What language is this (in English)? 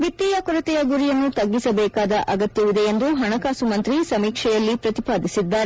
Kannada